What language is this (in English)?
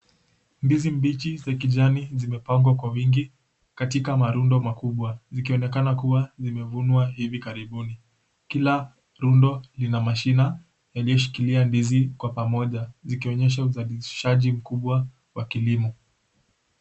Swahili